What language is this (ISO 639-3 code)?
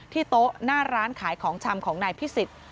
tha